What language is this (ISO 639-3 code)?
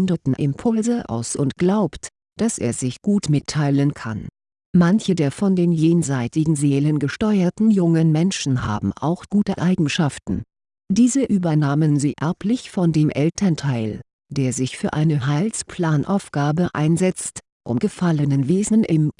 deu